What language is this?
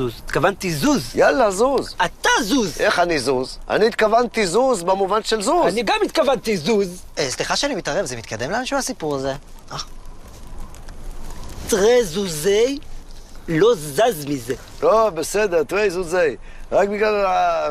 Hebrew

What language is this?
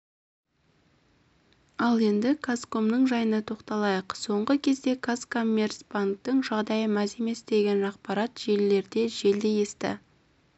Kazakh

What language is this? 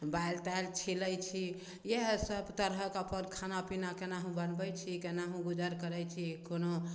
Maithili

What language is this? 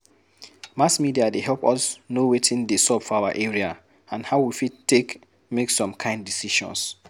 Nigerian Pidgin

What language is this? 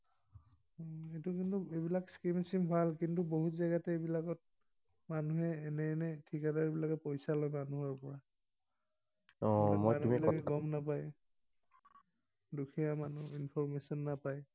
Assamese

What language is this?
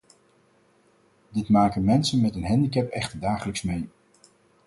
Dutch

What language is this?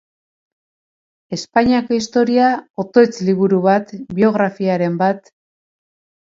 Basque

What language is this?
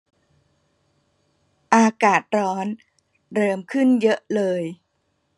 Thai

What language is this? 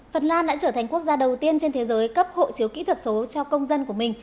Vietnamese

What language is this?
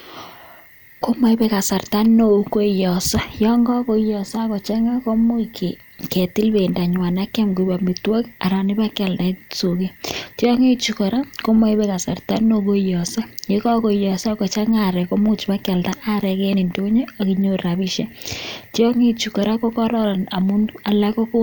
Kalenjin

